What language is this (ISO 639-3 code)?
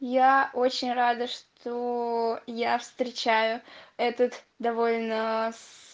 rus